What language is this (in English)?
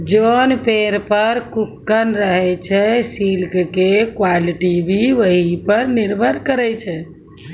Maithili